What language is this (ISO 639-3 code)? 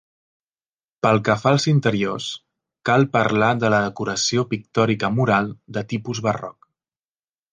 cat